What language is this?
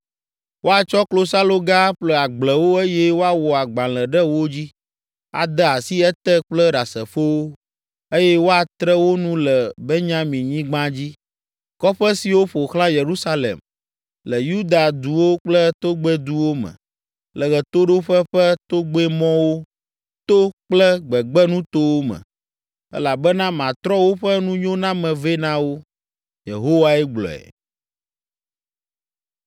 Ewe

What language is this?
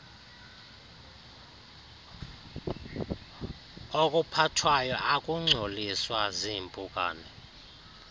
Xhosa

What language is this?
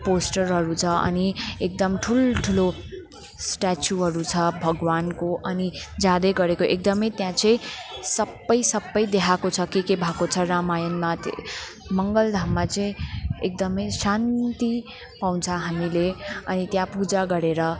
Nepali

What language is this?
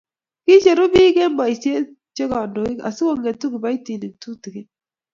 Kalenjin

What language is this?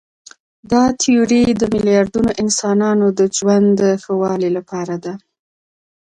Pashto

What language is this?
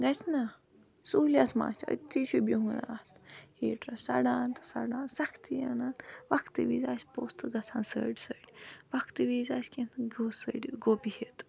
Kashmiri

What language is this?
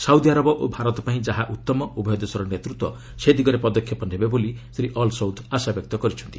Odia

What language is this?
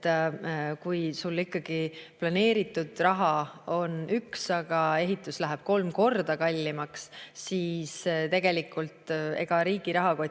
Estonian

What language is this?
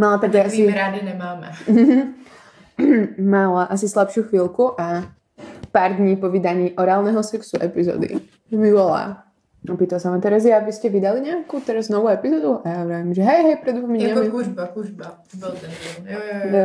Czech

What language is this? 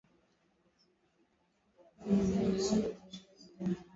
Swahili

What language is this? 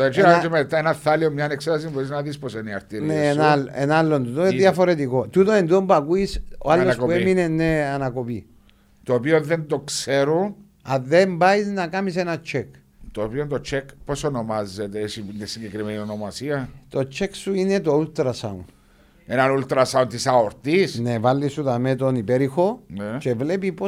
Greek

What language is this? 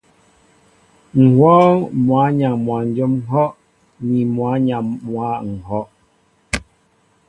Mbo (Cameroon)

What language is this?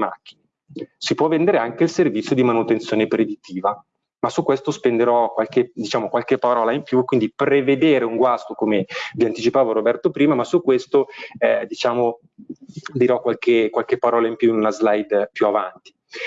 Italian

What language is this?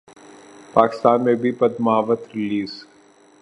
Urdu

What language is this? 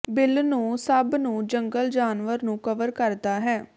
Punjabi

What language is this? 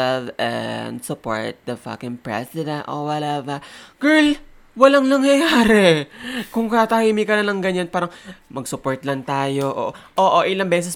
Filipino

